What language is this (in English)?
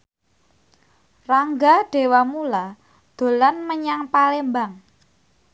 Javanese